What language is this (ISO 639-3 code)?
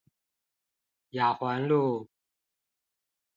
zho